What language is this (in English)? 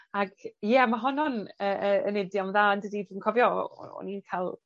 Welsh